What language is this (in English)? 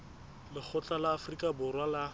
Southern Sotho